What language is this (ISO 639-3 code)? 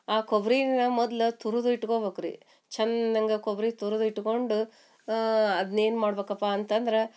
kan